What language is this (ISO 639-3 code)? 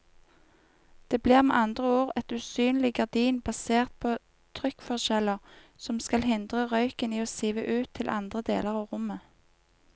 nor